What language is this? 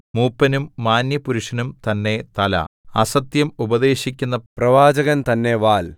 Malayalam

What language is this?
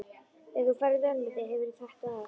Icelandic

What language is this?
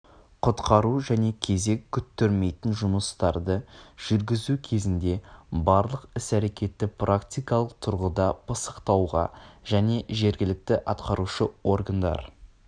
Kazakh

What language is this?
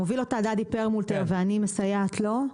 Hebrew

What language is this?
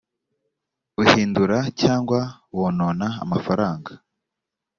Kinyarwanda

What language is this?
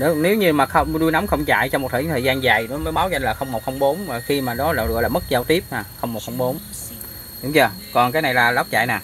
Vietnamese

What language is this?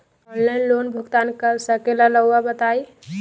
Magahi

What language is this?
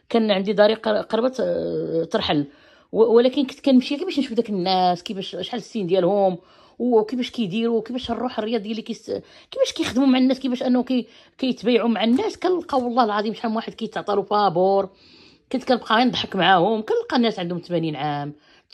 Arabic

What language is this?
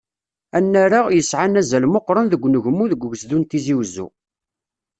Kabyle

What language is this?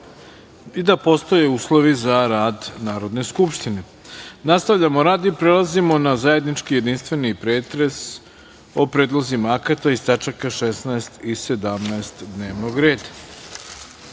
Serbian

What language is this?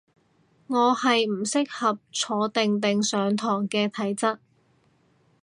Cantonese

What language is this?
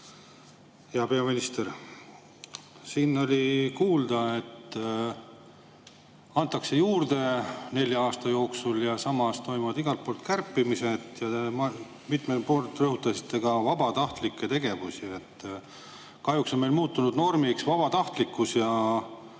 Estonian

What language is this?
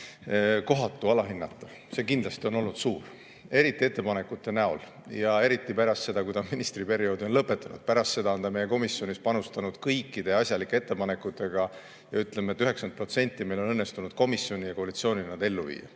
Estonian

